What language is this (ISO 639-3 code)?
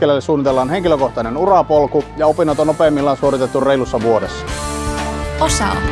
fin